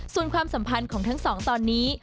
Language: Thai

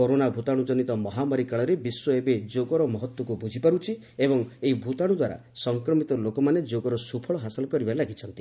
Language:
Odia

